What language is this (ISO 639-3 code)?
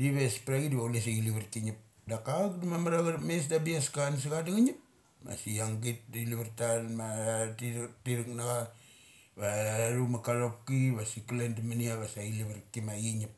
gcc